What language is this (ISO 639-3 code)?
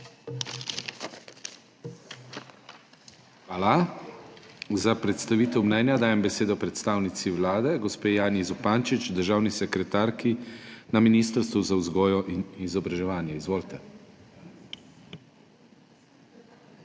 slv